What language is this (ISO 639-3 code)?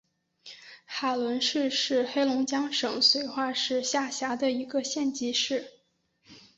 zho